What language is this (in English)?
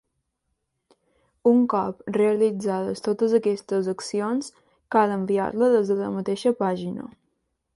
Catalan